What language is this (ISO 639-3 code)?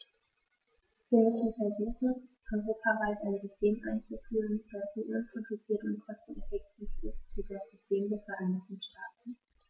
deu